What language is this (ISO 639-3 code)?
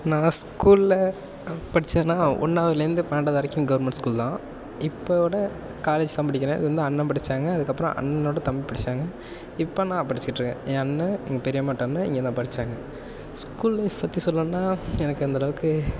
tam